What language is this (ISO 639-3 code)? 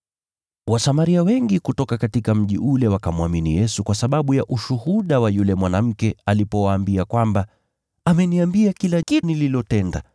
swa